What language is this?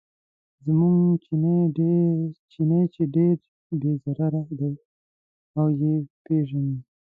Pashto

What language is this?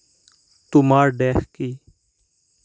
Assamese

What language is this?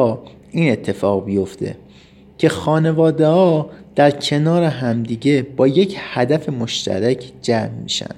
Persian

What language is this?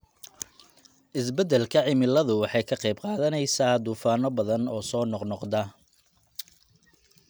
Somali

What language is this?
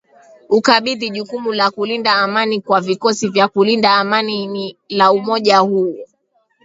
Swahili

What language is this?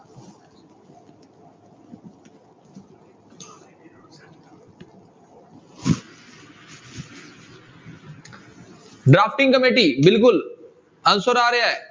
Punjabi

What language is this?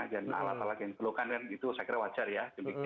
Indonesian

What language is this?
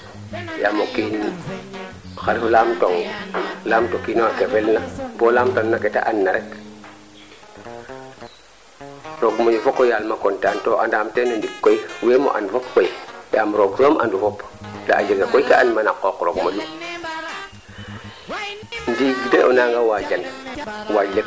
Serer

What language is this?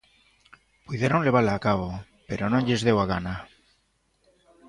Galician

